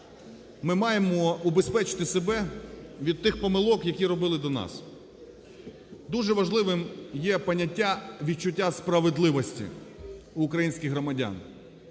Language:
Ukrainian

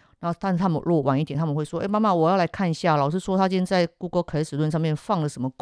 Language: Chinese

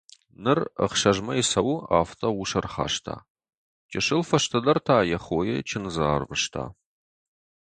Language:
Ossetic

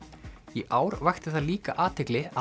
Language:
Icelandic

